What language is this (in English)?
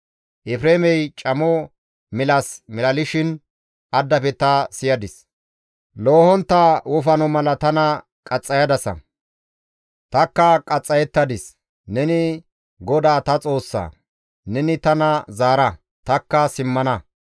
Gamo